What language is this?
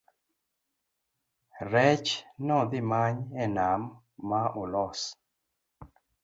Luo (Kenya and Tanzania)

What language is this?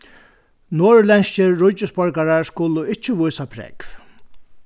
Faroese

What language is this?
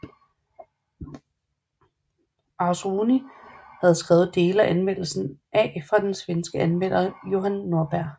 Danish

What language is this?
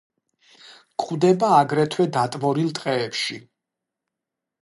Georgian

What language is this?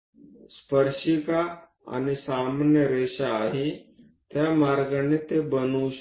Marathi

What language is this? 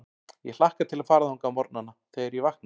Icelandic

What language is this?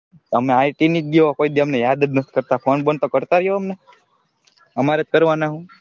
Gujarati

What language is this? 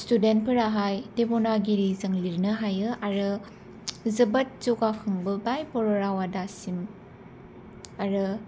Bodo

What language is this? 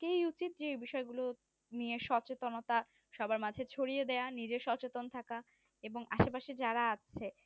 Bangla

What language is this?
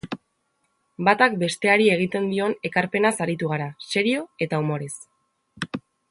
Basque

